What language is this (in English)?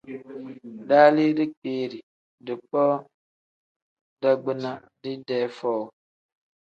Tem